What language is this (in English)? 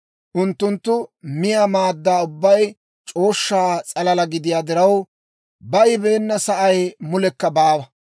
Dawro